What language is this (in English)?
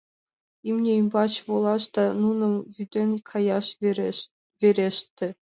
Mari